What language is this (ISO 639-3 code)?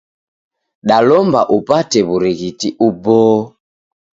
dav